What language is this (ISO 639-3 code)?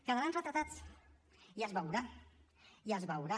cat